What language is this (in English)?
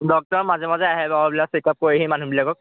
Assamese